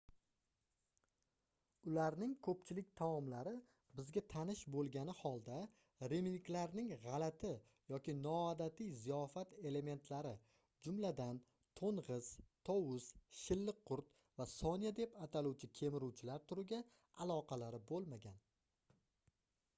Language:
Uzbek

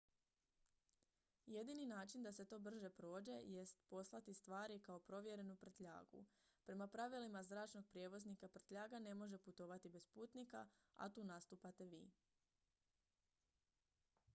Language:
Croatian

